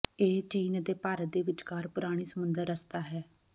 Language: Punjabi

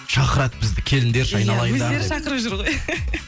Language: Kazakh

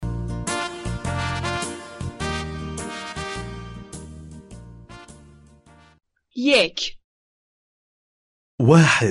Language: Persian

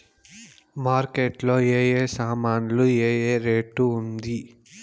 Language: Telugu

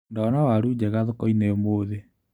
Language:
Kikuyu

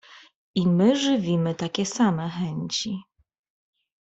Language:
Polish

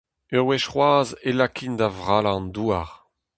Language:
Breton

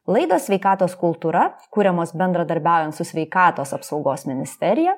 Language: Lithuanian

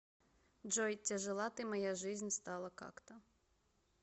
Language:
Russian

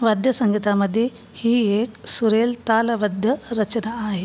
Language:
Marathi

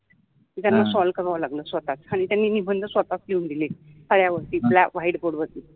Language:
Marathi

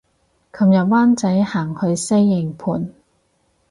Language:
Cantonese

